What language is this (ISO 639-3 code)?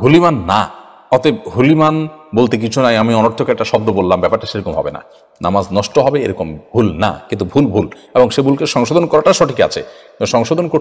ara